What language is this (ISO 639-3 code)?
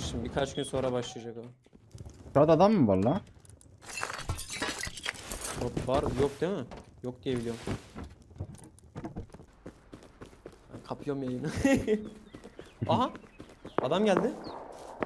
tur